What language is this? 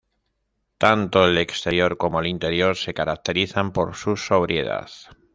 Spanish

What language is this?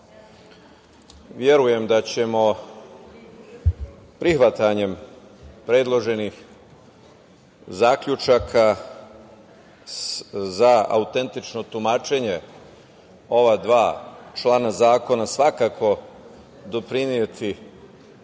Serbian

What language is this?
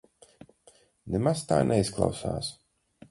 Latvian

